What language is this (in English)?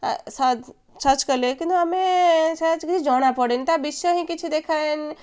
Odia